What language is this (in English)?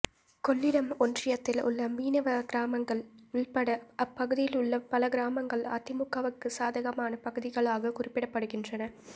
Tamil